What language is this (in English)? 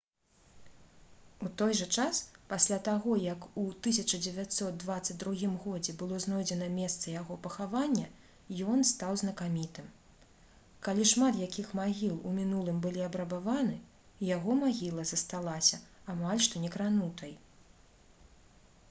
Belarusian